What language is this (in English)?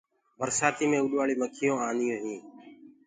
Gurgula